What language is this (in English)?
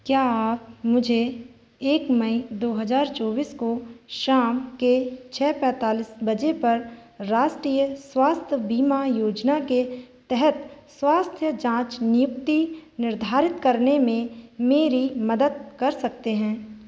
Hindi